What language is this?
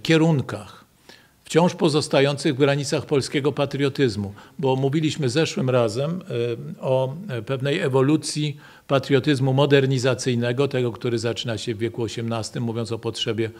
Polish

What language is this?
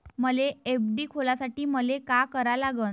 Marathi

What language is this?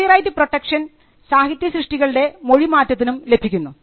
Malayalam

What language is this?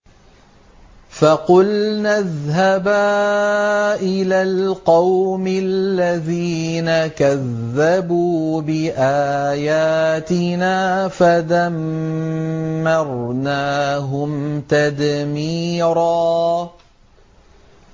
Arabic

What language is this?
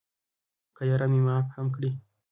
Pashto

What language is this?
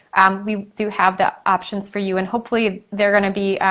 English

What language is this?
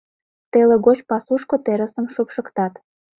Mari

